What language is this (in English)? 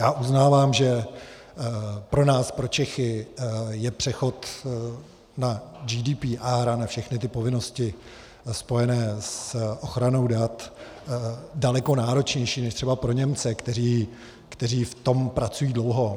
Czech